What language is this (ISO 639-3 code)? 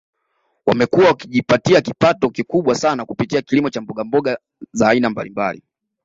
swa